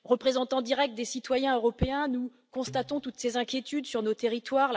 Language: French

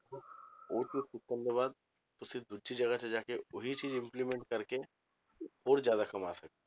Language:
Punjabi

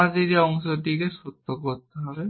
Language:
Bangla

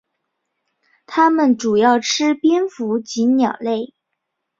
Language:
Chinese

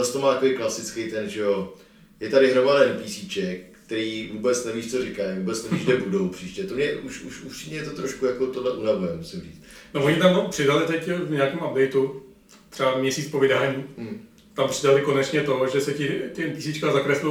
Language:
Czech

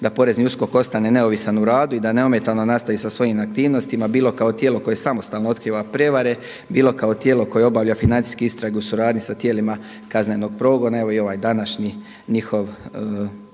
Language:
Croatian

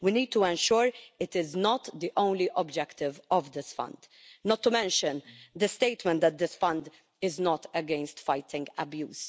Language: English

